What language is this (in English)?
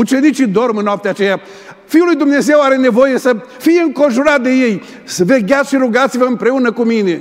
Romanian